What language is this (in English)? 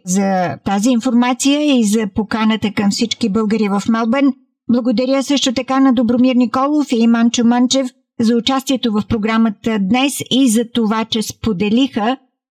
Bulgarian